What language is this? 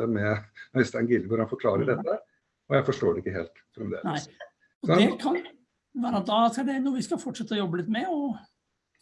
Norwegian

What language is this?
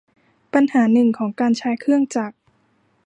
Thai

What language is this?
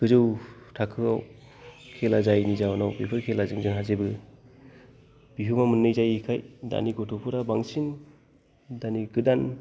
Bodo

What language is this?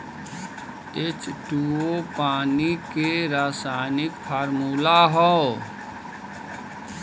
Bhojpuri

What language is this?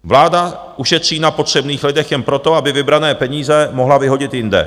Czech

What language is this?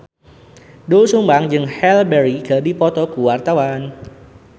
Sundanese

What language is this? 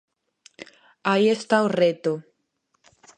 Galician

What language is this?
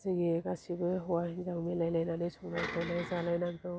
Bodo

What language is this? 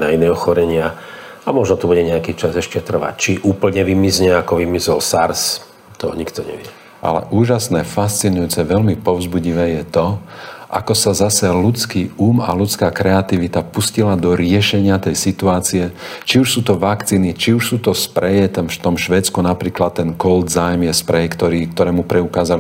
Slovak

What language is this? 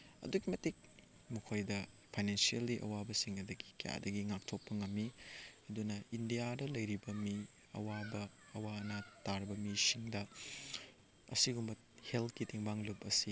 Manipuri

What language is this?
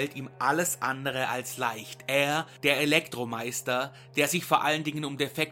German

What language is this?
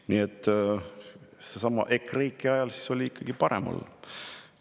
Estonian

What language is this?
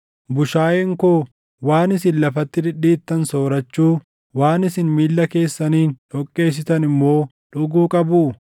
Oromo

